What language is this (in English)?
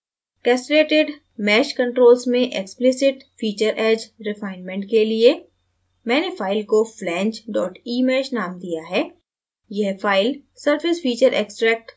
Hindi